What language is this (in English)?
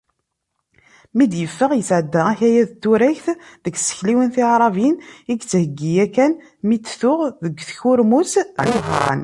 Kabyle